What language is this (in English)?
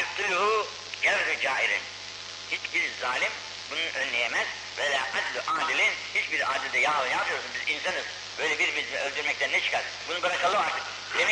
Turkish